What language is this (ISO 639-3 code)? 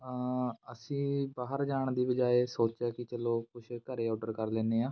pan